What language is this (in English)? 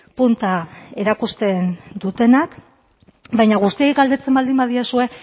Basque